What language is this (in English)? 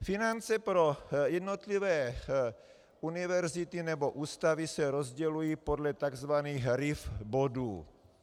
Czech